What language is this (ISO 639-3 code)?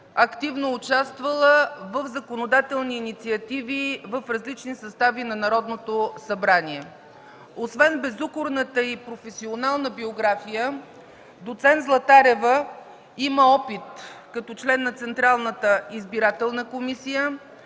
bul